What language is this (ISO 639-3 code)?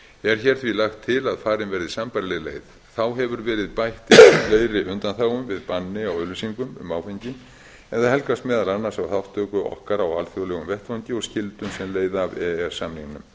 isl